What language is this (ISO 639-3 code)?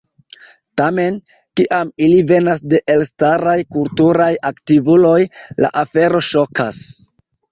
epo